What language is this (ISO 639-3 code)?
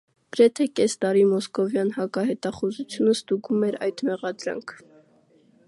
hye